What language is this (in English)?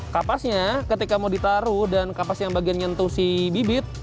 Indonesian